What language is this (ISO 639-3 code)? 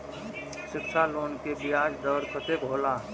mai